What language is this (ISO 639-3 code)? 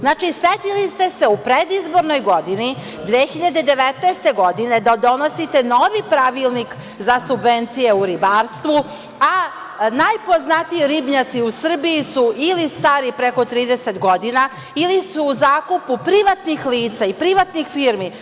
srp